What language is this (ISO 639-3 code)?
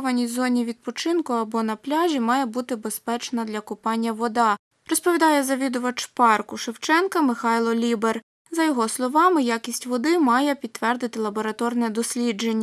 ukr